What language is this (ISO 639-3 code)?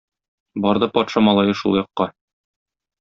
tat